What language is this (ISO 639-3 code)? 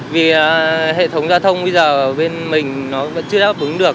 vie